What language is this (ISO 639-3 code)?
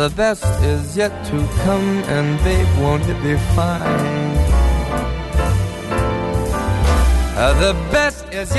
hun